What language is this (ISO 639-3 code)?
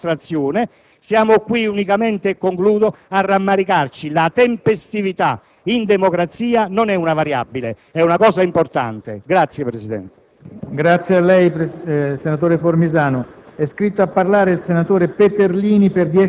ita